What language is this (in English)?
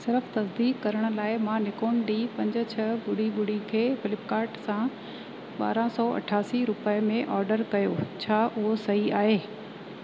Sindhi